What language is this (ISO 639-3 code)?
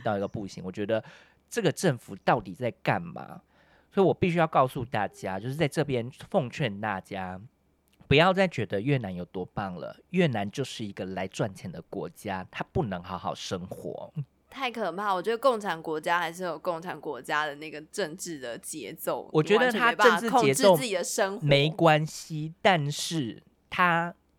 zho